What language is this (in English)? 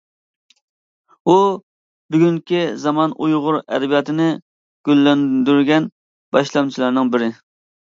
Uyghur